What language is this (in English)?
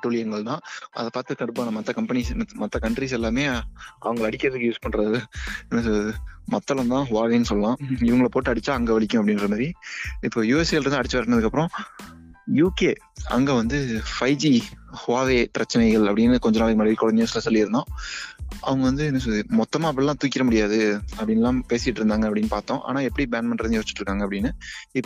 Tamil